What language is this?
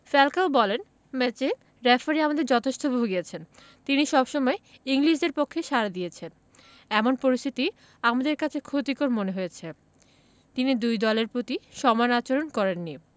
Bangla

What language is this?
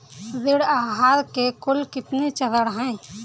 Hindi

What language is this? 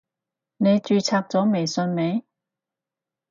Cantonese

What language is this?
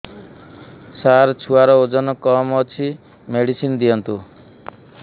Odia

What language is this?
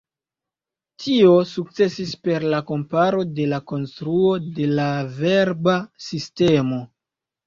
Esperanto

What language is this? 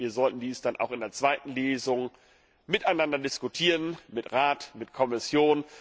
German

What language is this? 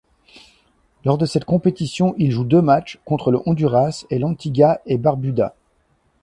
French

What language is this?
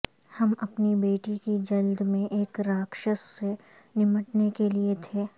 Urdu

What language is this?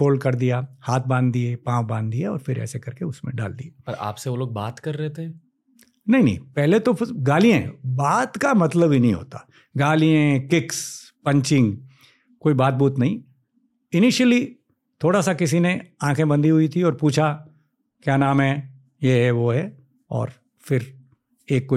Hindi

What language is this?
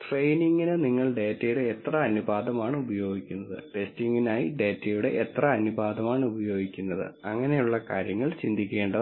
Malayalam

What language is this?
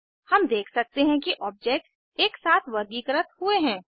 Hindi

